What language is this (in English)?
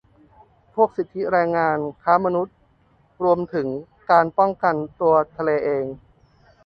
Thai